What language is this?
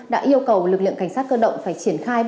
Vietnamese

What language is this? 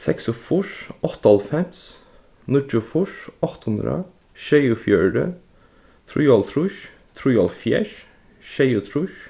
Faroese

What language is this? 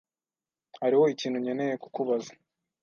Kinyarwanda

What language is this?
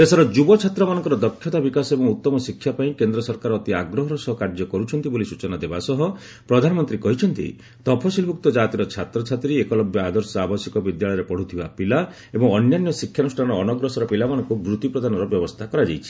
Odia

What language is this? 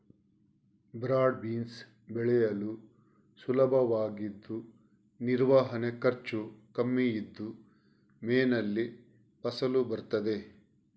Kannada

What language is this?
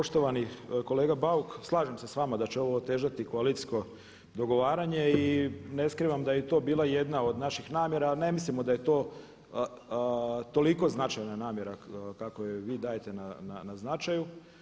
Croatian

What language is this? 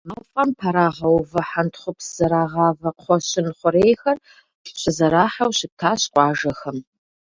Kabardian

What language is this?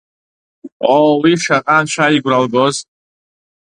Abkhazian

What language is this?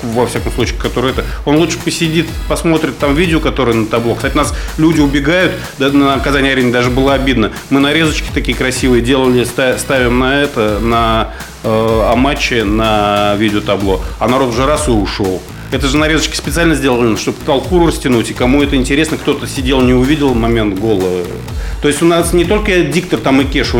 Russian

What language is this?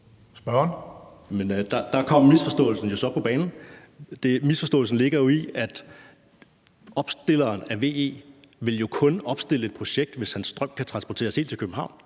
Danish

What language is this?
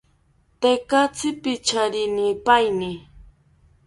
South Ucayali Ashéninka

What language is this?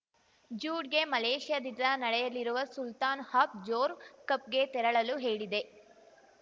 Kannada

